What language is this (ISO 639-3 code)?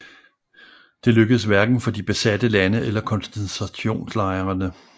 dan